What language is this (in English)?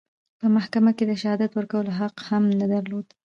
Pashto